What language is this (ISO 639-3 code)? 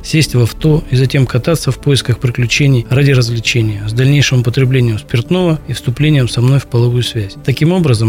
rus